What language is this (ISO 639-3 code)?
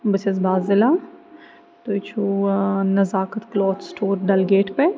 kas